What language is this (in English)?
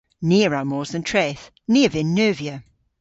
Cornish